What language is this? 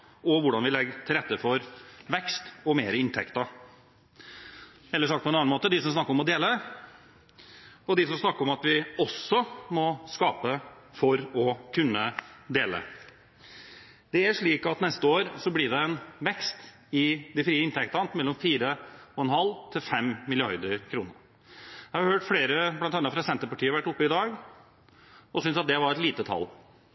Norwegian Bokmål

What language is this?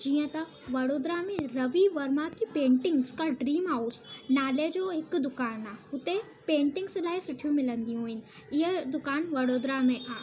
Sindhi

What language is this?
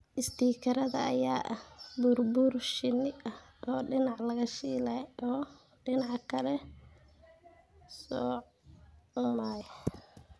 Somali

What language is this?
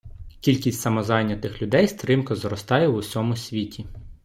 Ukrainian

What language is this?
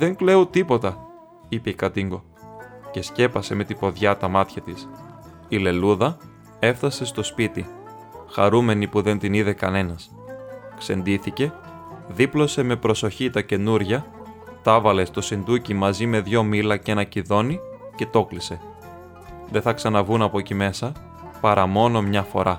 Greek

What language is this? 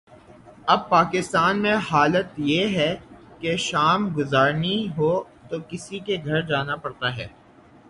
Urdu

